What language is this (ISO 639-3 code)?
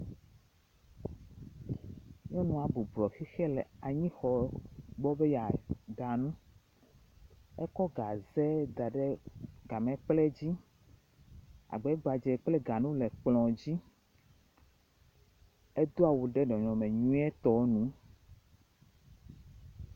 ewe